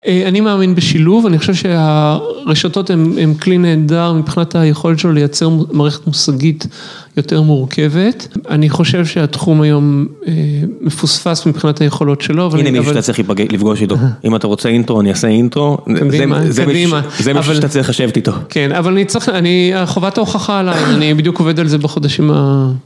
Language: Hebrew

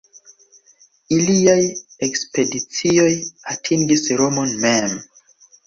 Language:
Esperanto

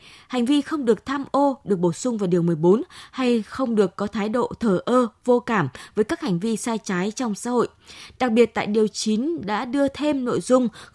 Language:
Vietnamese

